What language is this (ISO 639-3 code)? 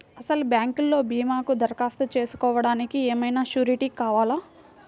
tel